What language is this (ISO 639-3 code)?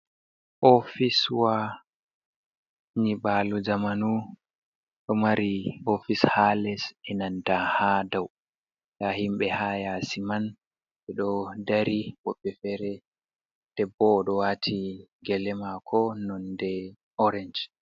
ful